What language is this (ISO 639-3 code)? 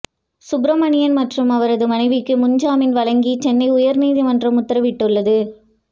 tam